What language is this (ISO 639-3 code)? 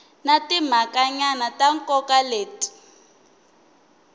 tso